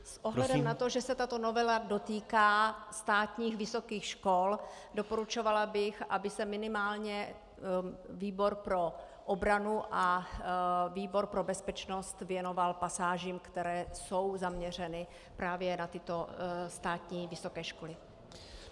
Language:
Czech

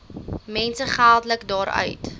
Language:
Afrikaans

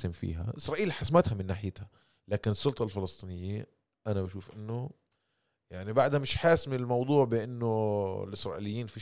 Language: Arabic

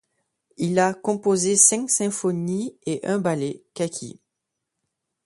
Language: French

